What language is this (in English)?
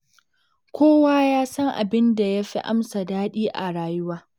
Hausa